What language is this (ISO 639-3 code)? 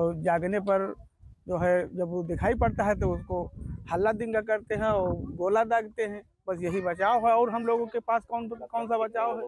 hin